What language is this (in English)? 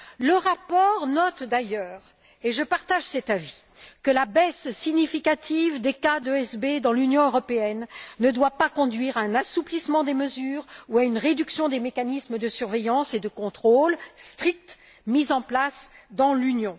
French